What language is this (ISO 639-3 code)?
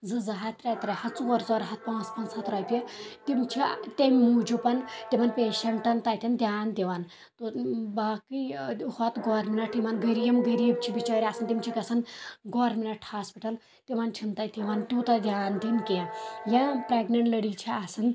kas